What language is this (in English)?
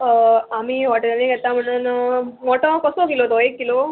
Konkani